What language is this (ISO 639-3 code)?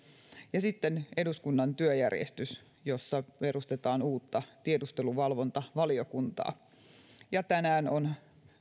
fin